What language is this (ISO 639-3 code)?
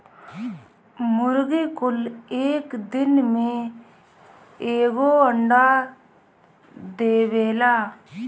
bho